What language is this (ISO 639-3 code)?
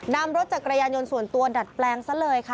tha